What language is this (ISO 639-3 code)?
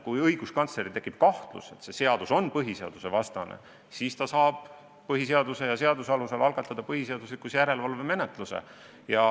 est